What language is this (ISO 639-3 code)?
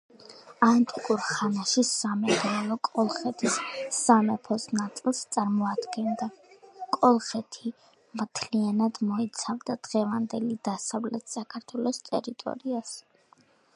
kat